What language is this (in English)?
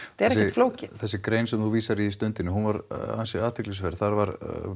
Icelandic